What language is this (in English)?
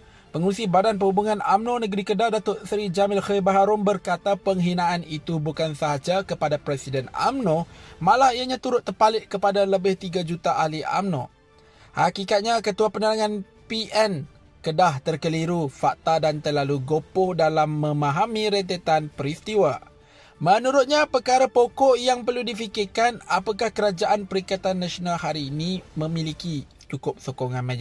Malay